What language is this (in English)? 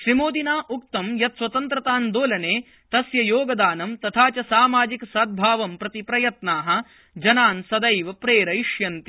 Sanskrit